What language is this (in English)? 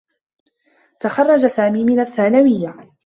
Arabic